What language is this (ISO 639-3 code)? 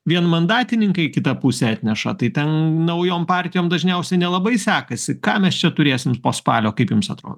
lit